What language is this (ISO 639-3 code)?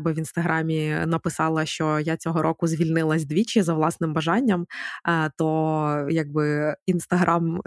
ukr